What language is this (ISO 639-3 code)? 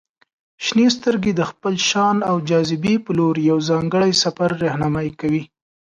pus